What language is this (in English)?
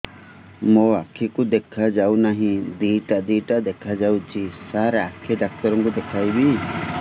Odia